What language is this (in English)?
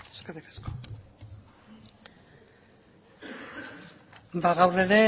Basque